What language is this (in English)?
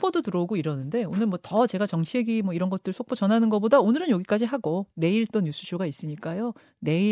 Korean